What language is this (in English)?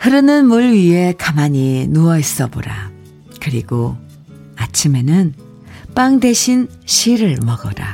Korean